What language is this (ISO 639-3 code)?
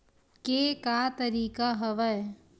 hne